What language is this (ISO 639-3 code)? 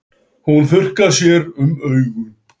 isl